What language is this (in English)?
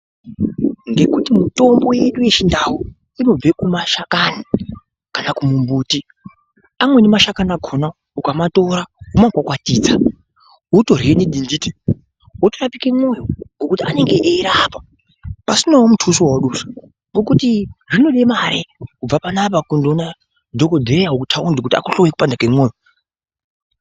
Ndau